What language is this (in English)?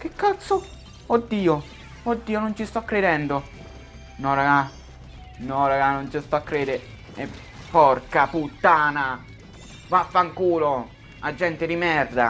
Italian